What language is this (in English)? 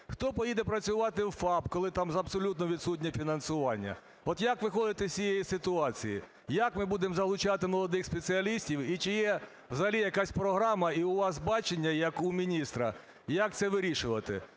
Ukrainian